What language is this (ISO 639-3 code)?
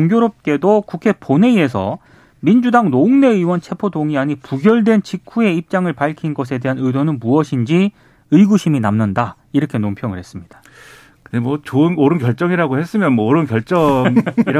kor